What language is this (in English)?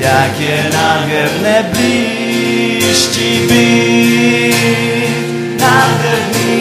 Czech